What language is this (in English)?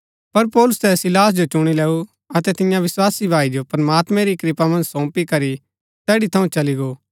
Gaddi